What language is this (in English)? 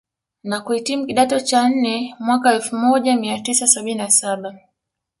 Swahili